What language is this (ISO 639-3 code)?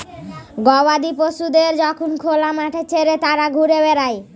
ben